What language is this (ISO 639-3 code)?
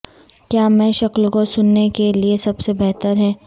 urd